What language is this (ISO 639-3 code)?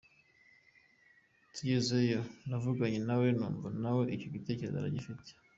kin